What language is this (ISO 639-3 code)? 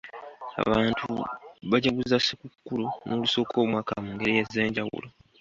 lug